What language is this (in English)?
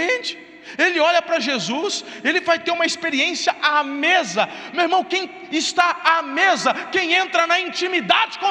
Portuguese